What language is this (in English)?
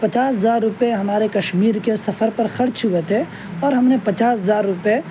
Urdu